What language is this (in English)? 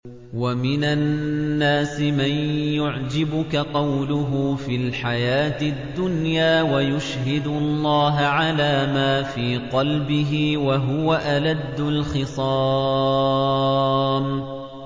Arabic